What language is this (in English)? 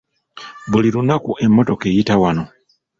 Ganda